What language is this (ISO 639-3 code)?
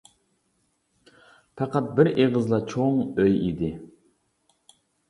uig